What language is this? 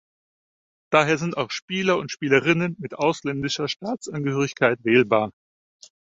German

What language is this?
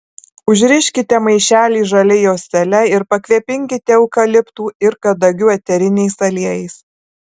Lithuanian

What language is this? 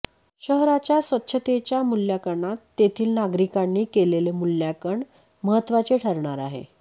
Marathi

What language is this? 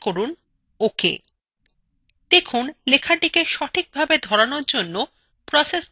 Bangla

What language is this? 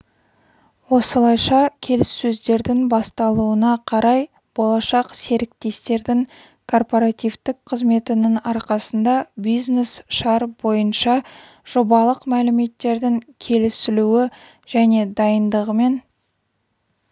Kazakh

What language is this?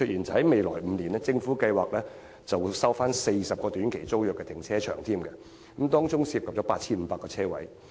Cantonese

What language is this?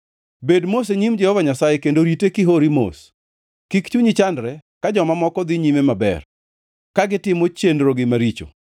Luo (Kenya and Tanzania)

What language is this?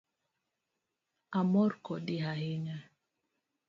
Luo (Kenya and Tanzania)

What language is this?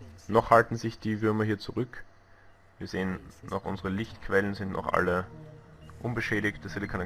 German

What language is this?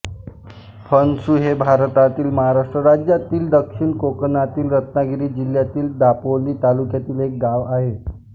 Marathi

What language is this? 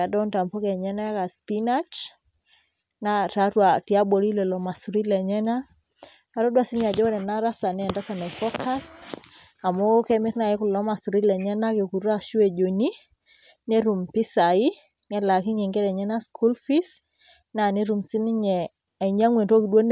Masai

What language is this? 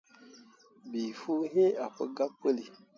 Mundang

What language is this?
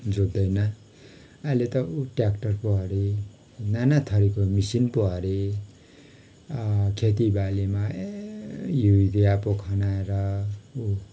Nepali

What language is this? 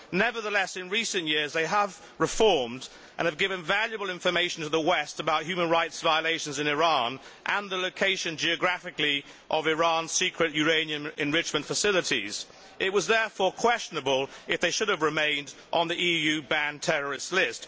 English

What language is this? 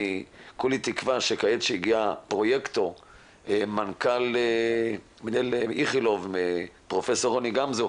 Hebrew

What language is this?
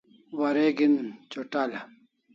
Kalasha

